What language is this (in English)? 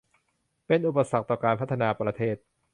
Thai